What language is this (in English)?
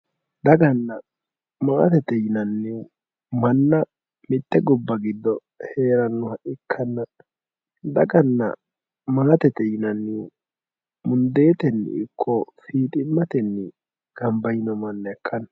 Sidamo